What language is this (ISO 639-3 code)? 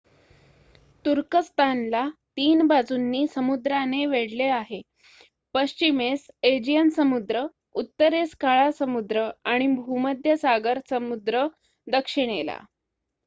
mar